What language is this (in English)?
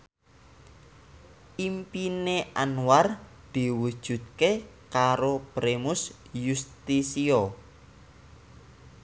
Javanese